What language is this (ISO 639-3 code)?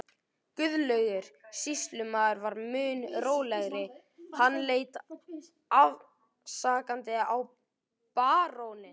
isl